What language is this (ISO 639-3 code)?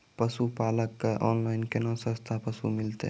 mai